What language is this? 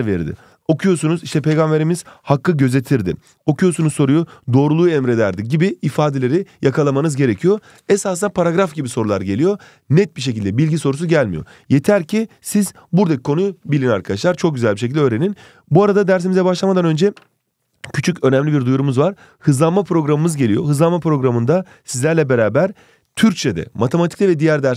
Turkish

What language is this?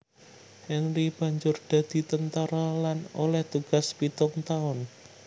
Javanese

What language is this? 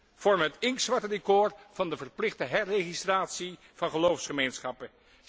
Dutch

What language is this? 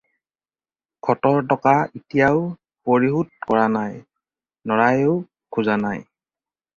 Assamese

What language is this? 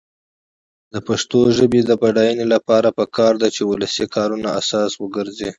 Pashto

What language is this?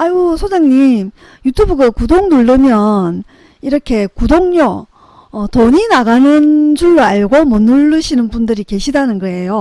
Korean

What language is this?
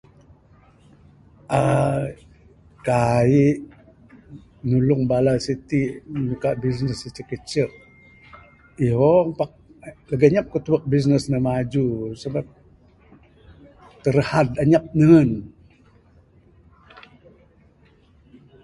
Bukar-Sadung Bidayuh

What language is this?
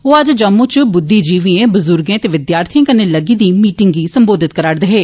Dogri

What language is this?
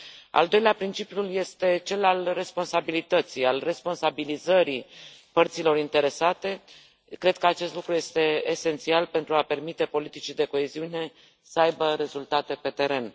Romanian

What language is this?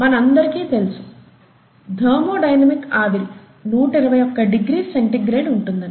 Telugu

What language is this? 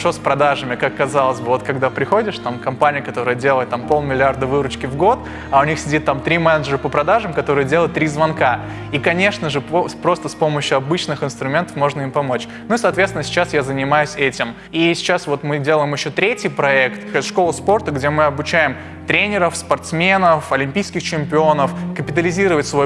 Russian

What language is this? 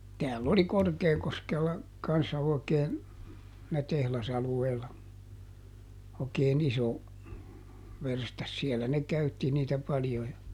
Finnish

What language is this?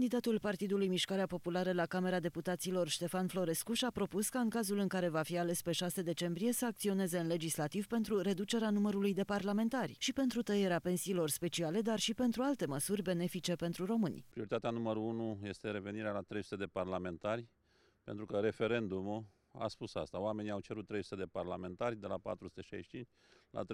Romanian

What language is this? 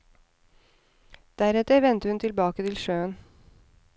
Norwegian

